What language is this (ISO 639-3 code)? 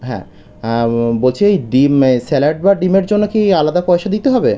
ben